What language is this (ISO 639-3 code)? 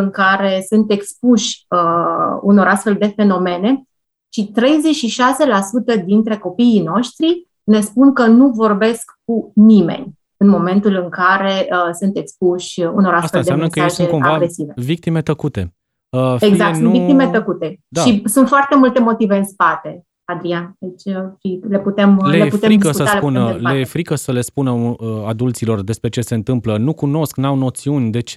ron